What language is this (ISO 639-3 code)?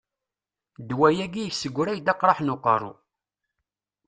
kab